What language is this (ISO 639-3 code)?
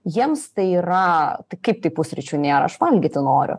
lit